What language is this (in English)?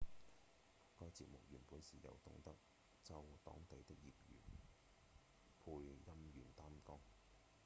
Cantonese